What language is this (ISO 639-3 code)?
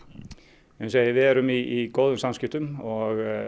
isl